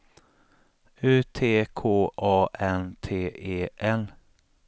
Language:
Swedish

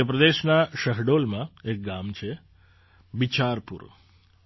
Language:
Gujarati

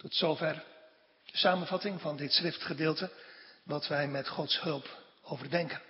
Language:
Dutch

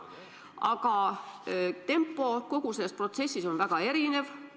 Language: Estonian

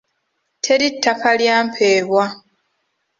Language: Ganda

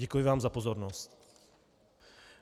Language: Czech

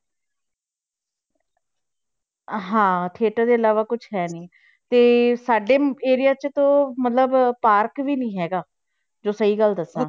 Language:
Punjabi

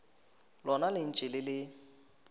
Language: Northern Sotho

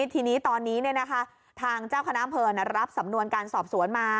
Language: Thai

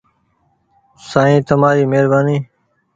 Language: Goaria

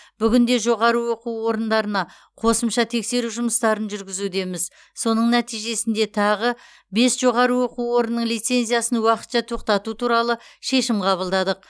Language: Kazakh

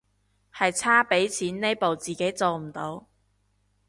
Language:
Cantonese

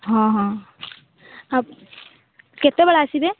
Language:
Odia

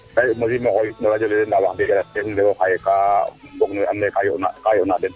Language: Serer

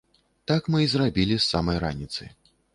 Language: Belarusian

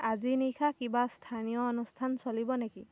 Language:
Assamese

